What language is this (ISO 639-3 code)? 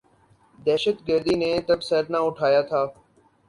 urd